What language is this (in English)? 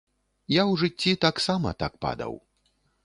Belarusian